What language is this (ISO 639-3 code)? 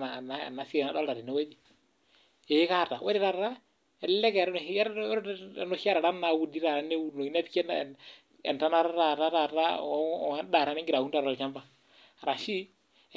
mas